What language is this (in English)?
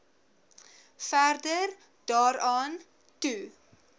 Afrikaans